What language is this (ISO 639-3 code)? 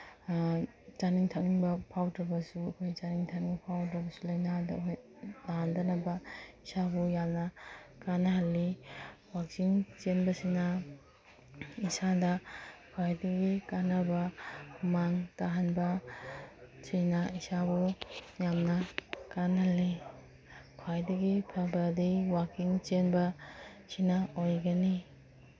mni